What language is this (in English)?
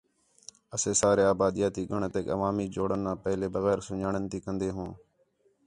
Khetrani